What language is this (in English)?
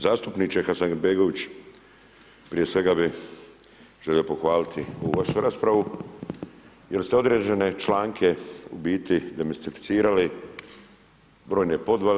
Croatian